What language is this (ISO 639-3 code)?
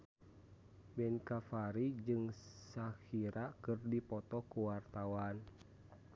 sun